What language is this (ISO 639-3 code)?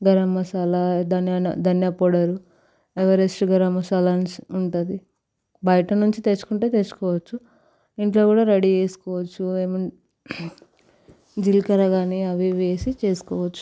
tel